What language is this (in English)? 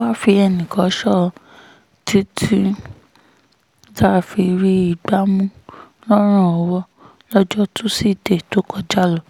Yoruba